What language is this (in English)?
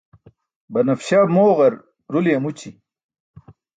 Burushaski